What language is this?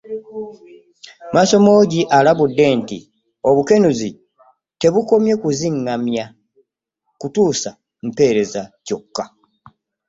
Ganda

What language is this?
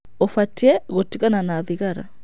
Kikuyu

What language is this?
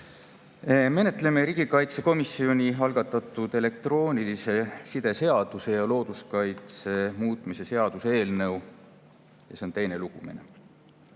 Estonian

